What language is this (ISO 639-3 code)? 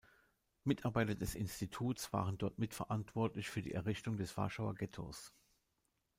deu